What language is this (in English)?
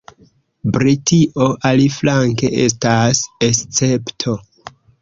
Esperanto